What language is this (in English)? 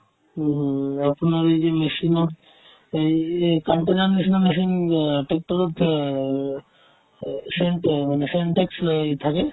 Assamese